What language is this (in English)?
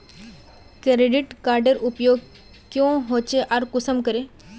Magahi